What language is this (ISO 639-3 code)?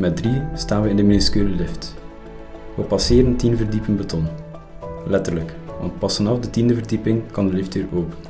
nld